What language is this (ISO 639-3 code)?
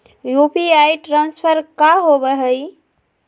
mag